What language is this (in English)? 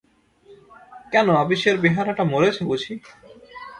Bangla